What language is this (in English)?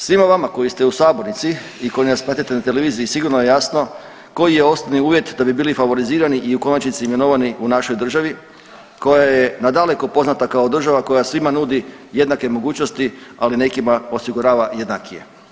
Croatian